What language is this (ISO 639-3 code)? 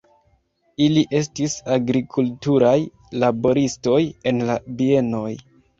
epo